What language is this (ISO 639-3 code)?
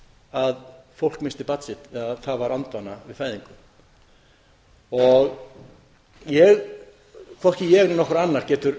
isl